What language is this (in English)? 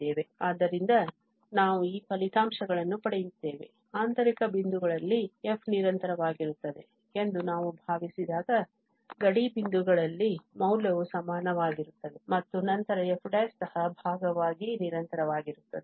Kannada